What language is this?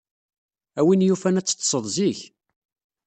Kabyle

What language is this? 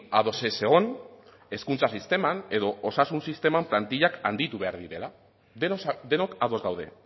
Basque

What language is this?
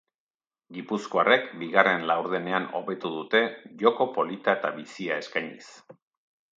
Basque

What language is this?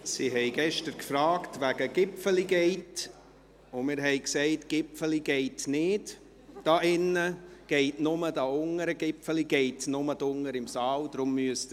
Swiss German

